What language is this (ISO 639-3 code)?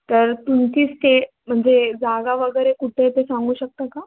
mar